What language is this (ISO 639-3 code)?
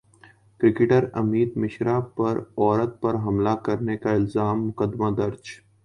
urd